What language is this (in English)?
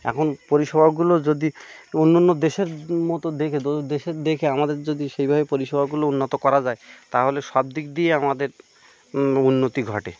Bangla